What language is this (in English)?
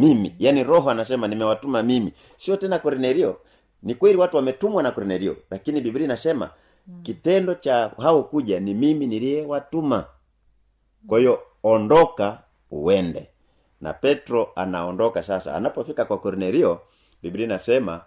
Swahili